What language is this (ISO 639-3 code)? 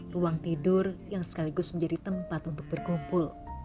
ind